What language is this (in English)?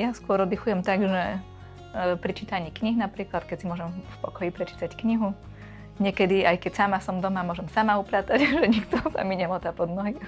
Slovak